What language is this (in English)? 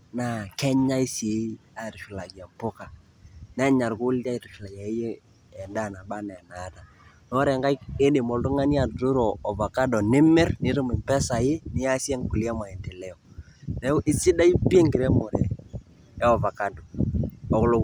Masai